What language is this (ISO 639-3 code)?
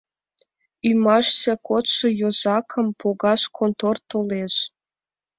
chm